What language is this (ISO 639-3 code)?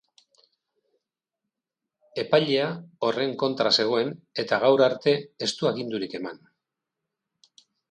eus